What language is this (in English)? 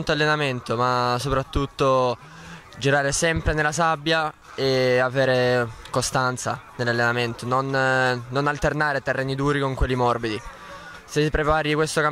Italian